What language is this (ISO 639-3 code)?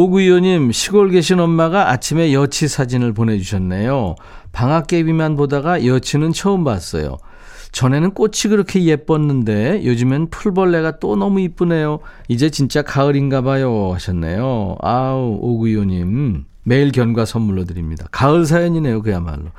kor